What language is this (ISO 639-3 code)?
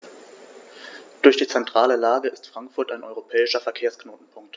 deu